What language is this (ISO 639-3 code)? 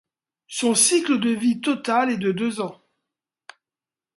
fra